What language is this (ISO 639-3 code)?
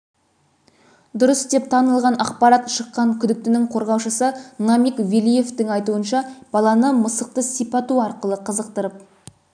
kaz